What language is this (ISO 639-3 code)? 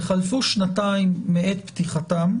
heb